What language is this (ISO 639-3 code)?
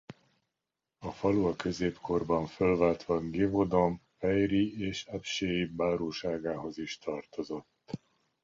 hun